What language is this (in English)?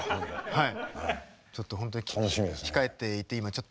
Japanese